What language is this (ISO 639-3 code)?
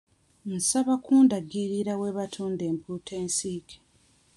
lug